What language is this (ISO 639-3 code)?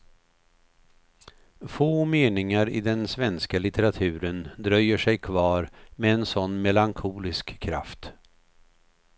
swe